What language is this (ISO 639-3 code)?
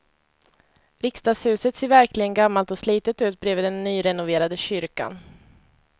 swe